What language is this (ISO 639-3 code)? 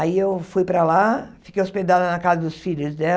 por